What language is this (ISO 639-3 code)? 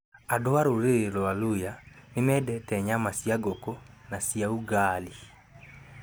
kik